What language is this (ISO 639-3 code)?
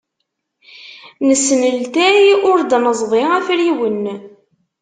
kab